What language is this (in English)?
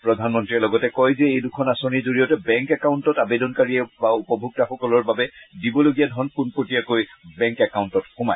Assamese